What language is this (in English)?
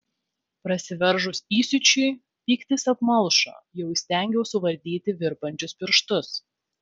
Lithuanian